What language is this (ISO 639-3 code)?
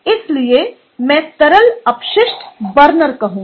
hin